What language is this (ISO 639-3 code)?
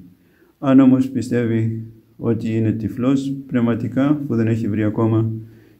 ell